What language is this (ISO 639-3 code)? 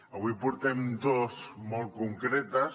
cat